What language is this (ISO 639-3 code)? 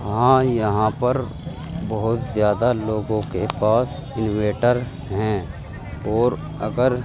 urd